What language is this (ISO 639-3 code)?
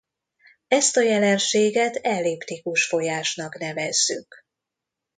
hun